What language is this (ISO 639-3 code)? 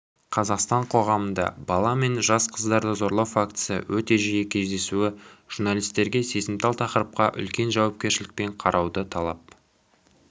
kaz